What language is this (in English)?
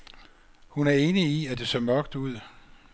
Danish